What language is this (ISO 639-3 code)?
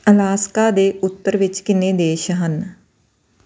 pan